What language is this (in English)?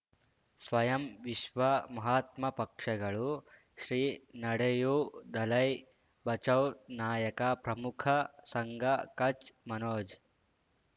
Kannada